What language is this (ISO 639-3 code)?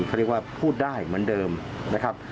tha